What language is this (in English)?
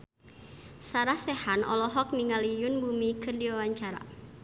Sundanese